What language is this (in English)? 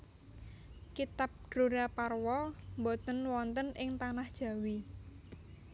Javanese